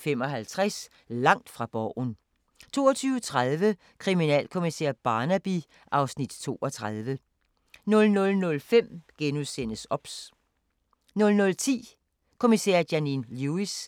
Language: Danish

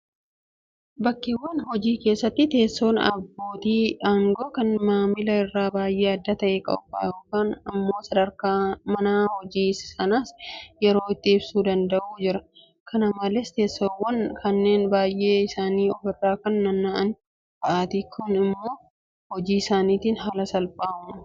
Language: Oromo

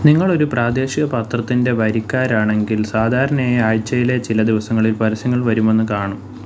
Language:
Malayalam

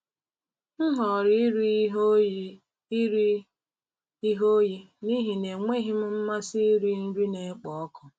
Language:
Igbo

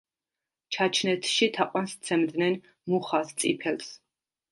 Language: Georgian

